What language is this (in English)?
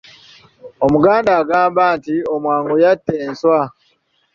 Ganda